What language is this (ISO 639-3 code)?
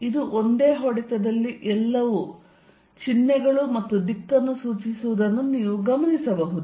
kan